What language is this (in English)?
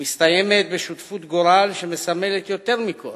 Hebrew